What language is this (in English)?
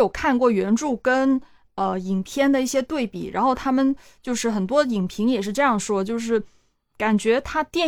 Chinese